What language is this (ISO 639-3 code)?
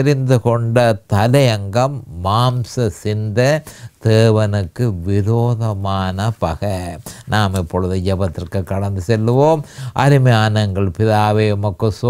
tam